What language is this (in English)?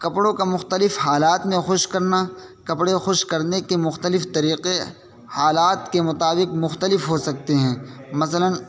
Urdu